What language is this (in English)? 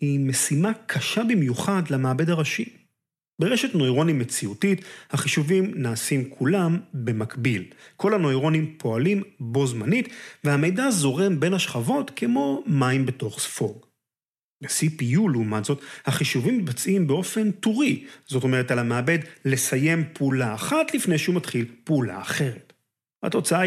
Hebrew